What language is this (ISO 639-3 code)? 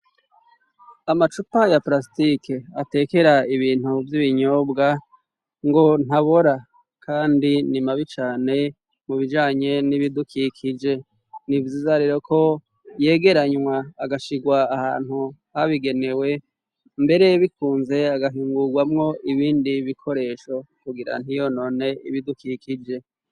run